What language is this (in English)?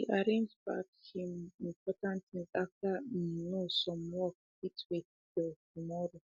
Nigerian Pidgin